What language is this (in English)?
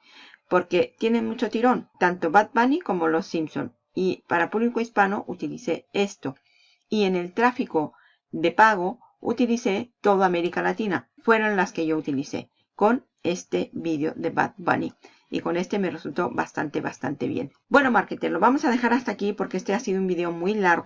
Spanish